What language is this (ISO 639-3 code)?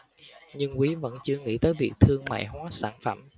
vie